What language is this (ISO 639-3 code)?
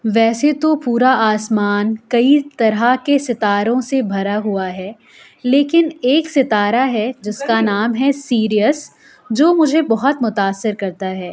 urd